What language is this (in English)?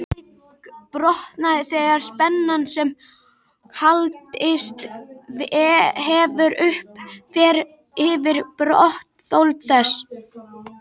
Icelandic